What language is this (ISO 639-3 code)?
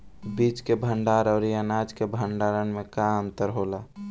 bho